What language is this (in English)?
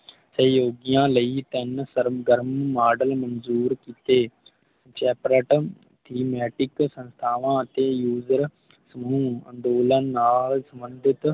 Punjabi